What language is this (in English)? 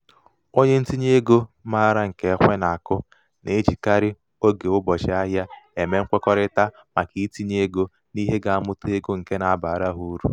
Igbo